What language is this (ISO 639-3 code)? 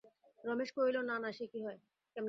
ben